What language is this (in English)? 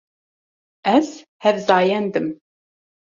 Kurdish